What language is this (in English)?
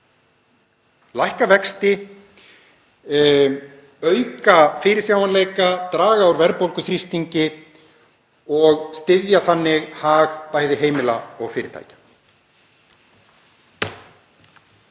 Icelandic